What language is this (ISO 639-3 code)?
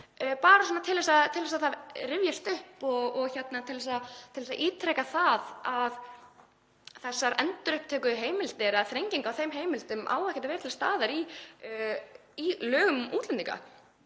isl